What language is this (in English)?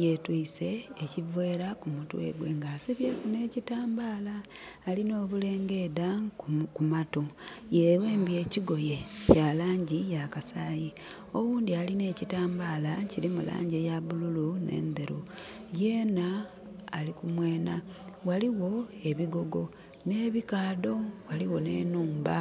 Soga